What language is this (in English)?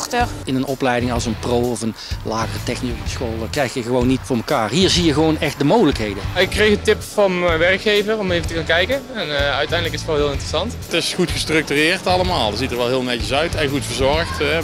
Dutch